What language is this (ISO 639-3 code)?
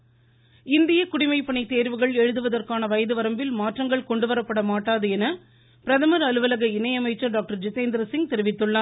tam